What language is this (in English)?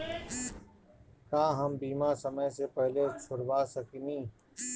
Bhojpuri